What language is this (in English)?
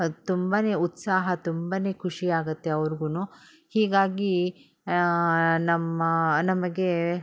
Kannada